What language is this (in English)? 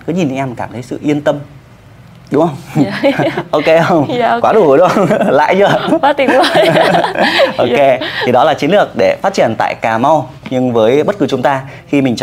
Vietnamese